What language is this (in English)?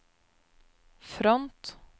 Norwegian